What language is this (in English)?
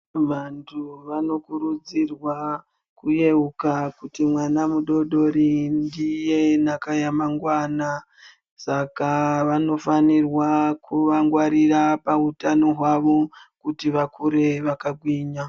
Ndau